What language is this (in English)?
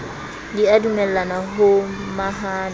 Southern Sotho